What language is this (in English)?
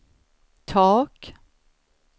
Swedish